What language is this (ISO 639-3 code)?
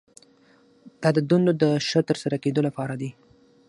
pus